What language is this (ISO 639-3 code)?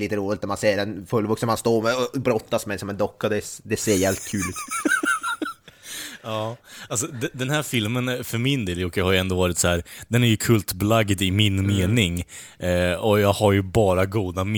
swe